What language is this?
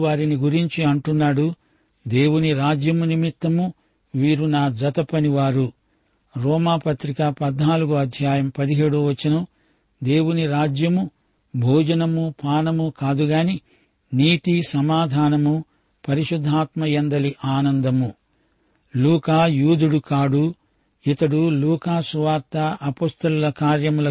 Telugu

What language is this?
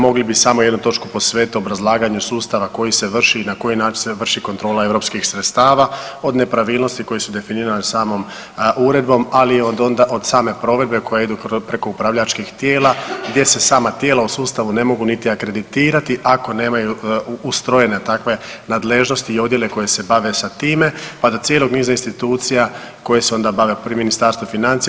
Croatian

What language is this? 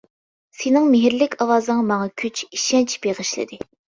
Uyghur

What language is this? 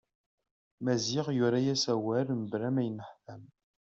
Kabyle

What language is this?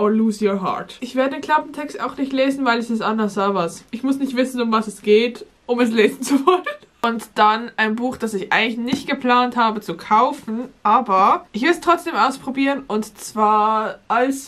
German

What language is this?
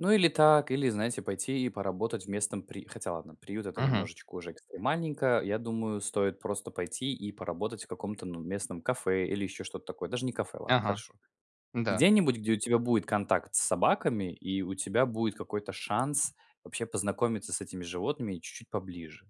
Russian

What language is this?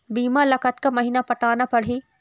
Chhattisgarhi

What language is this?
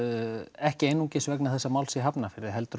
Icelandic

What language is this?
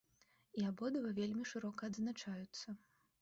Belarusian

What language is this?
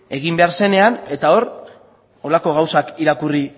Basque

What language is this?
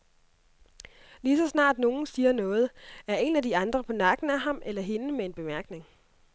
Danish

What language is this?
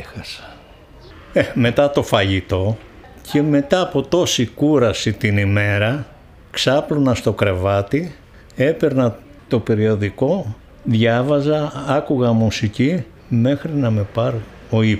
Greek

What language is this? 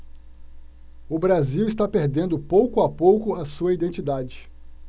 Portuguese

